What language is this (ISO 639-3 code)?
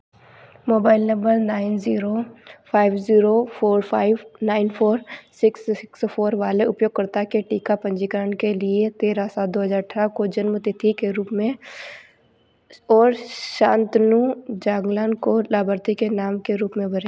hin